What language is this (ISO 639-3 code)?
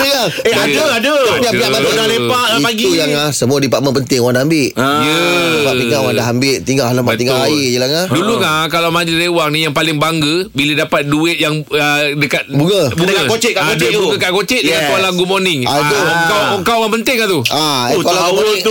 msa